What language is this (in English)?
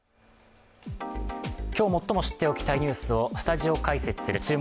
Japanese